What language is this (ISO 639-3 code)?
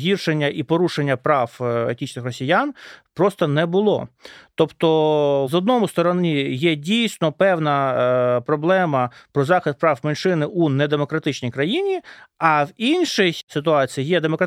ukr